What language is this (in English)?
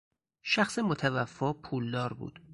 Persian